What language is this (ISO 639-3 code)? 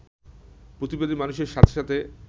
ben